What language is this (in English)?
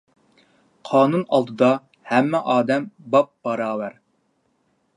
Uyghur